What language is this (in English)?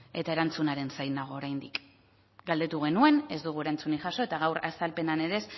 Basque